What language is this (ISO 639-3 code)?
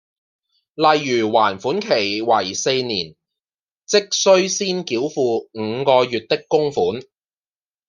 yue